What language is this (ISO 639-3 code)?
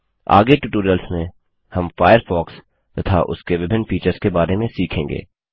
hin